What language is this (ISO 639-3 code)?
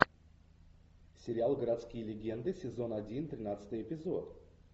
rus